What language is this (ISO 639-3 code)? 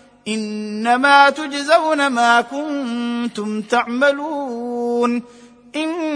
ara